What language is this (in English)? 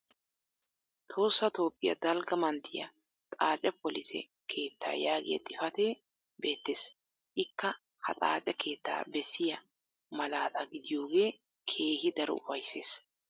Wolaytta